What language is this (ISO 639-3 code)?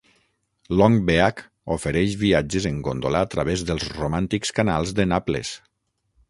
cat